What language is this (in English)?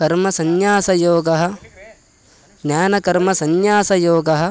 Sanskrit